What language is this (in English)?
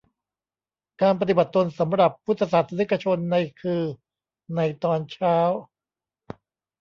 Thai